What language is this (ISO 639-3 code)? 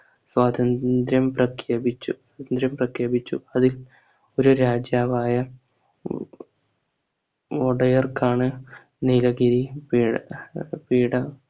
mal